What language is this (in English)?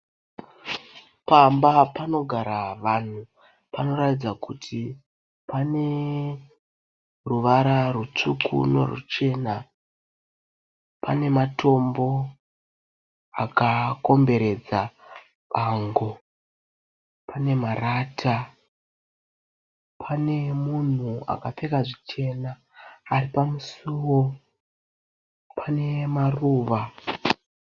Shona